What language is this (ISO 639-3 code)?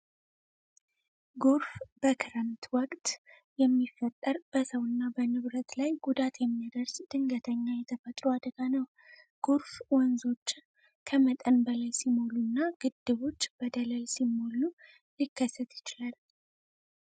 amh